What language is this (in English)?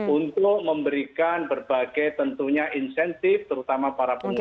Indonesian